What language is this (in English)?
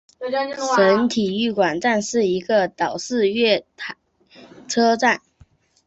Chinese